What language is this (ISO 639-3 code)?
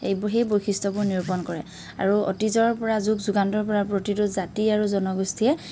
asm